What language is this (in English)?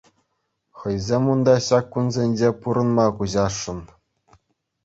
Chuvash